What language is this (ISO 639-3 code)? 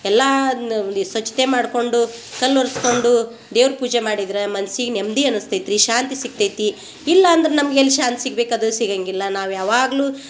kan